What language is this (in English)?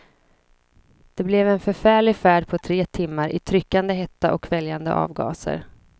Swedish